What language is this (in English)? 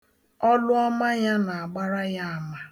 Igbo